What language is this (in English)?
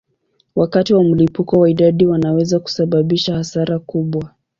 Swahili